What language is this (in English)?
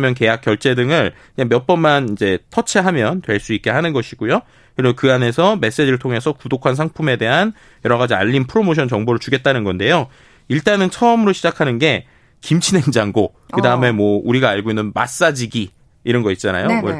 Korean